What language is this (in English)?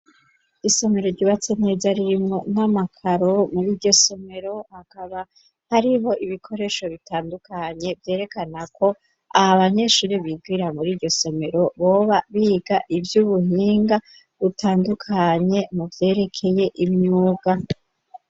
Rundi